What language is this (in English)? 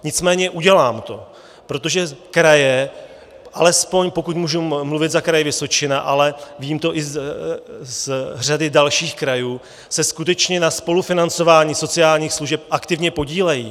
Czech